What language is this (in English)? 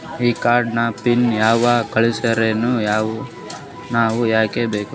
Kannada